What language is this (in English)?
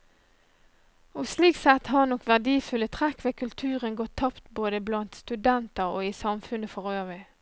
Norwegian